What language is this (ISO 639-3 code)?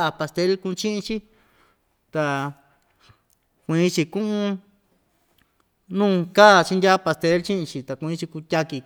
vmj